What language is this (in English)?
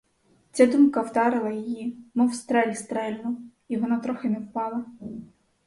Ukrainian